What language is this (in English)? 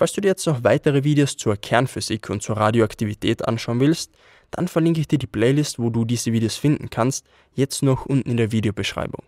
German